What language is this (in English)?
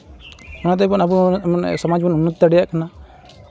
Santali